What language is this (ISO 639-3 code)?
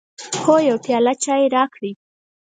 pus